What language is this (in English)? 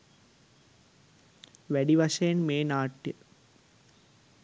Sinhala